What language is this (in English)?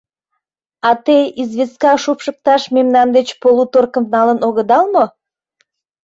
Mari